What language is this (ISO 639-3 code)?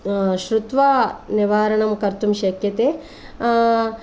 san